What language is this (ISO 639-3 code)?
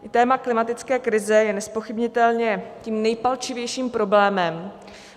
ces